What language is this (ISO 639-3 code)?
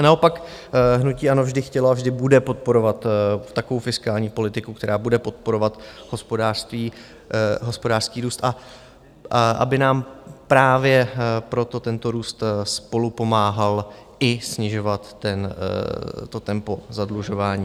ces